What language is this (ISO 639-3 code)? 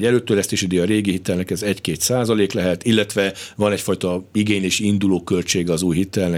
hun